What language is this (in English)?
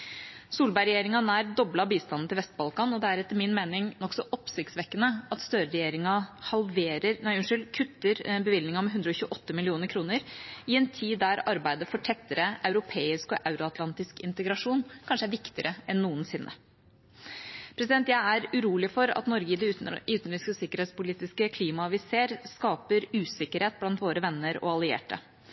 Norwegian Bokmål